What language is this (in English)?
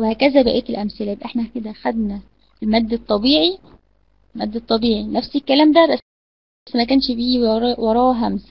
Arabic